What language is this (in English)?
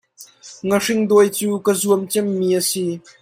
Hakha Chin